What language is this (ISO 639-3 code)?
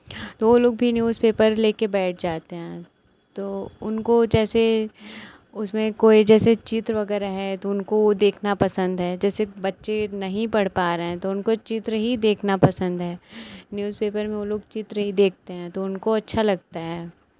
hin